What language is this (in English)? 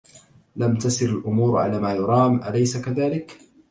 Arabic